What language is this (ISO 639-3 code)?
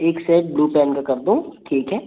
hin